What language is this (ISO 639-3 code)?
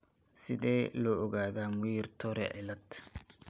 som